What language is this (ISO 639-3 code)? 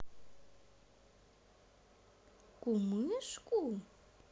rus